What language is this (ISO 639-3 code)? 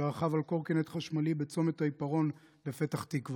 heb